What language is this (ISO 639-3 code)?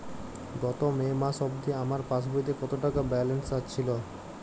ben